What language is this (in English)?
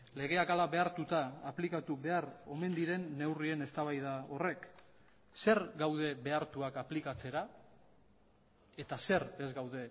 Basque